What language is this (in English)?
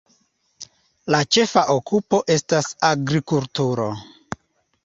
Esperanto